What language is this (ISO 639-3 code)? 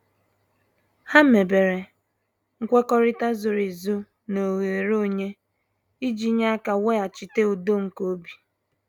ibo